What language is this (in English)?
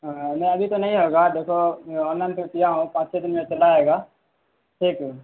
Urdu